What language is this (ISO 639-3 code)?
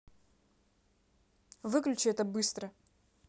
rus